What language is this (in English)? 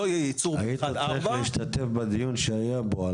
Hebrew